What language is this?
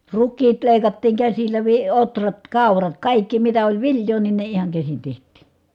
Finnish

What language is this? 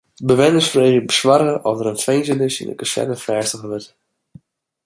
Western Frisian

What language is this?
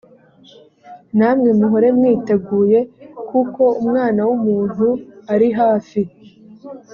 Kinyarwanda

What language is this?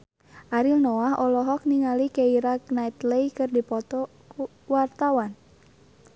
Sundanese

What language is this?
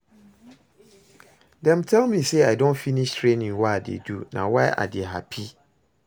Nigerian Pidgin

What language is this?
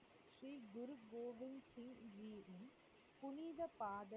Tamil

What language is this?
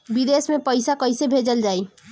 Bhojpuri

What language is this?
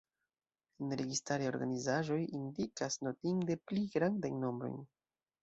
Esperanto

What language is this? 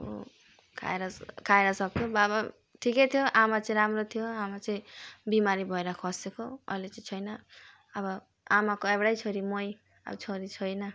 Nepali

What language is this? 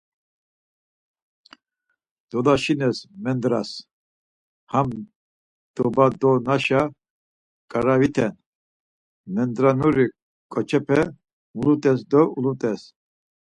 Laz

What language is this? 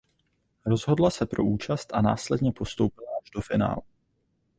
Czech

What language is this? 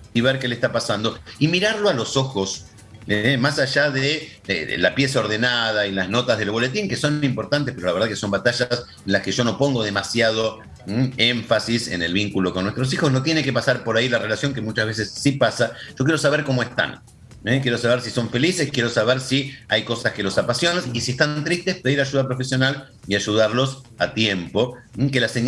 Spanish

